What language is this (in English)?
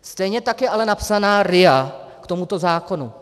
Czech